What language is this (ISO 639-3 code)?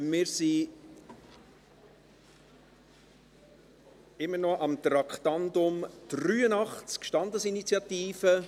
gsw